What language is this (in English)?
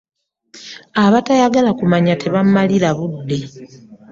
Ganda